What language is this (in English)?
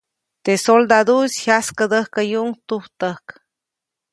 Copainalá Zoque